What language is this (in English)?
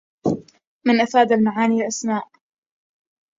Arabic